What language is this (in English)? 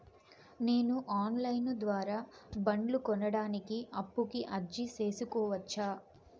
Telugu